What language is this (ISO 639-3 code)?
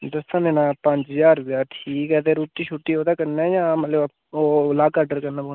doi